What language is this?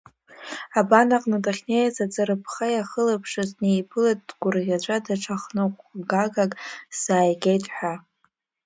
Abkhazian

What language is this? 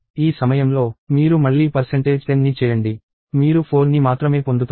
Telugu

